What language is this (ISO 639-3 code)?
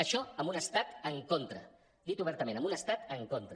cat